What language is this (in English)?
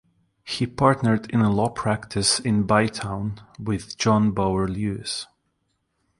English